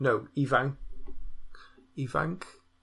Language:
Welsh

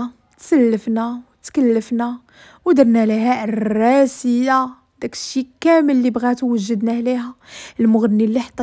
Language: Arabic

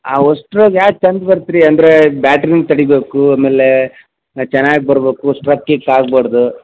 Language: Kannada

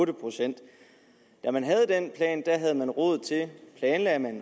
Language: Danish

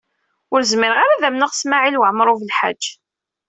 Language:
Kabyle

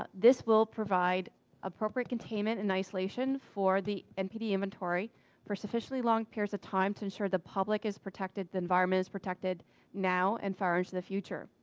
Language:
English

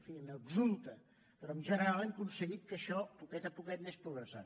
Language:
Catalan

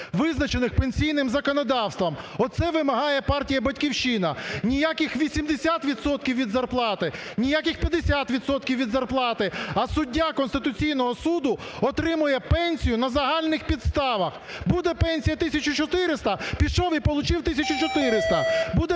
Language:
Ukrainian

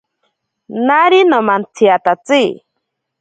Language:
Ashéninka Perené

